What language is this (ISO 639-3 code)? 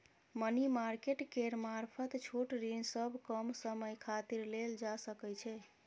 mai